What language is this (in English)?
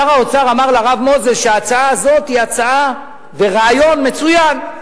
Hebrew